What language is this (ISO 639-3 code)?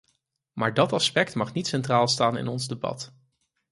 nld